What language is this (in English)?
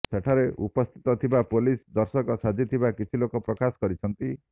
Odia